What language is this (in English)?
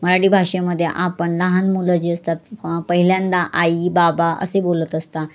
Marathi